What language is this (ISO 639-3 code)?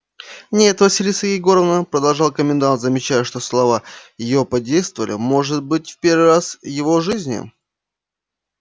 rus